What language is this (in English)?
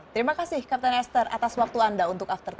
Indonesian